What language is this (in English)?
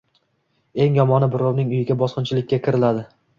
Uzbek